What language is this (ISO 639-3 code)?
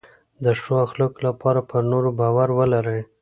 pus